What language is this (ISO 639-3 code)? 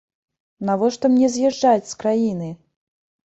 bel